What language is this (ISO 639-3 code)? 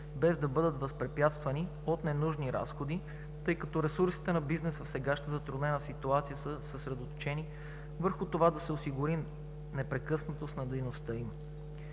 bul